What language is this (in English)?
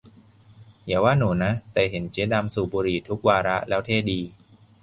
Thai